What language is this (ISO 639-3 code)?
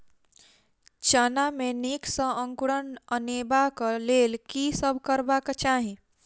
mai